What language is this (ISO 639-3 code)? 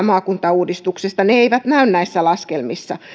fin